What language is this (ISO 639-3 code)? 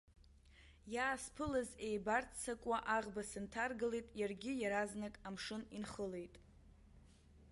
abk